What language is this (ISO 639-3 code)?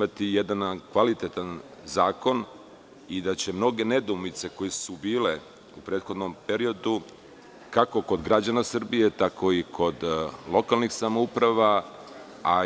srp